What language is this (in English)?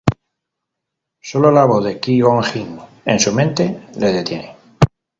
Spanish